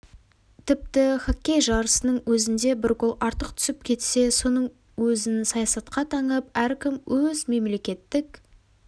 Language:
Kazakh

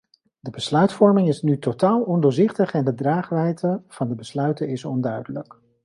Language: Dutch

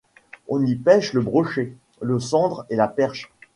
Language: French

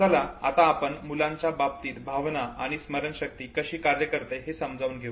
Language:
Marathi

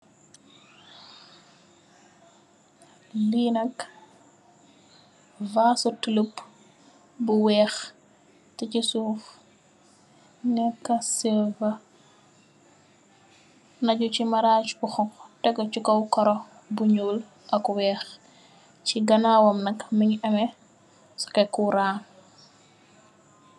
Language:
Wolof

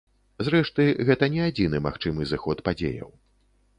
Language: Belarusian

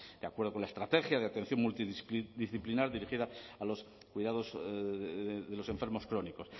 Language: Spanish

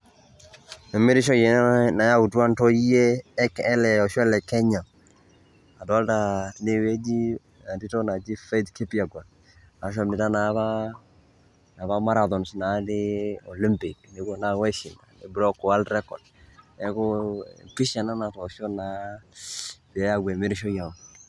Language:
Masai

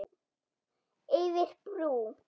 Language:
Icelandic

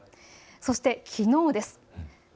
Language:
Japanese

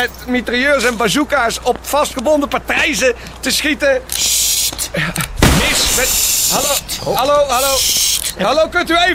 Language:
Dutch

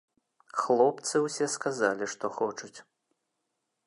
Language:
Belarusian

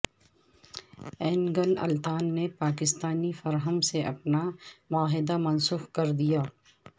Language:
Urdu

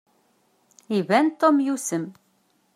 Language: Kabyle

